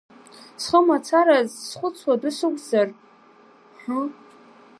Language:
Abkhazian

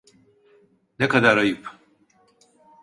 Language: Turkish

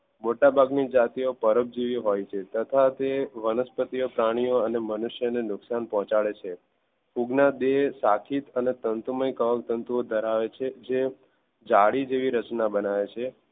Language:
Gujarati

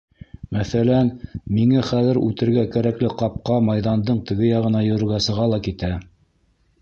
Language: Bashkir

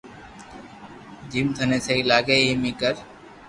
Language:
Loarki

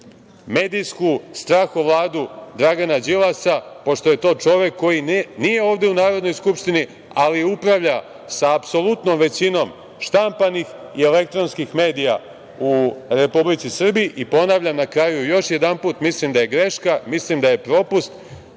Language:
Serbian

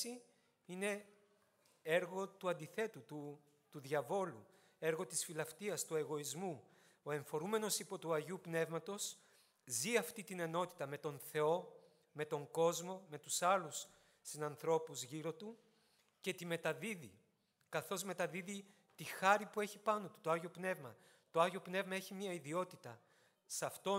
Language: Greek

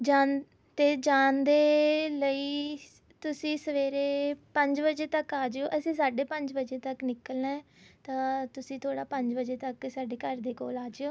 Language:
Punjabi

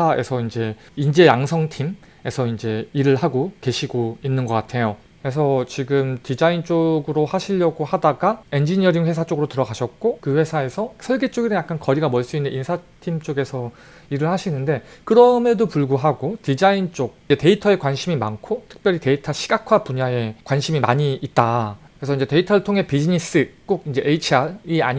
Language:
Korean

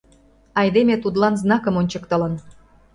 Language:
Mari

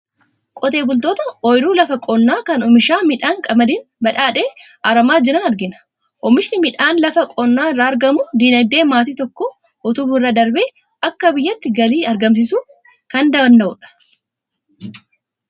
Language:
Oromo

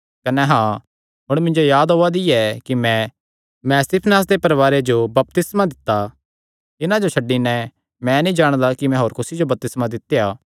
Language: Kangri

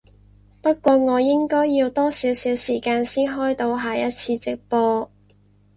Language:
Cantonese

